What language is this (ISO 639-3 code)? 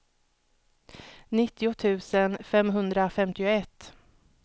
swe